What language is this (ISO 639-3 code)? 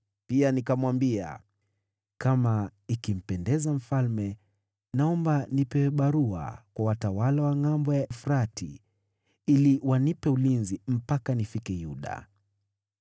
swa